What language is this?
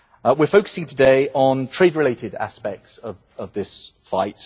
English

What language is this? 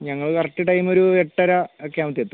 Malayalam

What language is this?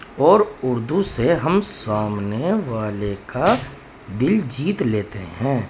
Urdu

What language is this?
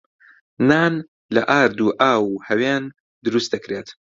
Central Kurdish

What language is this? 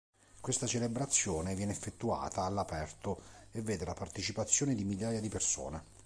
Italian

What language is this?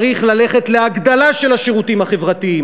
Hebrew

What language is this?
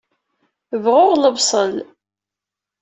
Kabyle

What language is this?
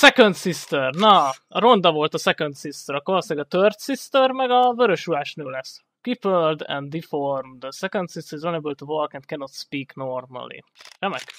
Hungarian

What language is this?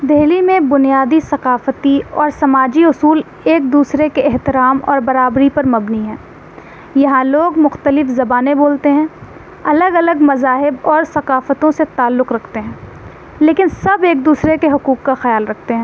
Urdu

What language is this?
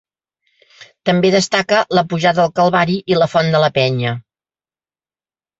Catalan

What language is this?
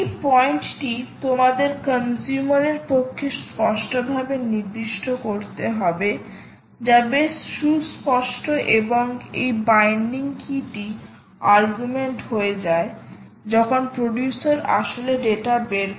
Bangla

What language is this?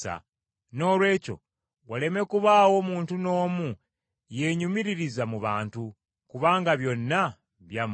Ganda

